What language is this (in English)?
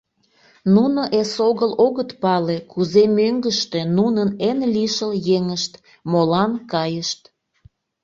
Mari